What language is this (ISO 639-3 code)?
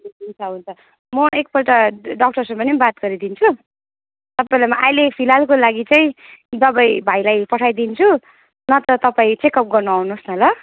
nep